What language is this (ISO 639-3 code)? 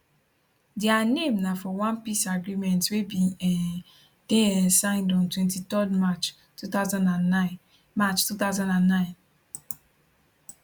pcm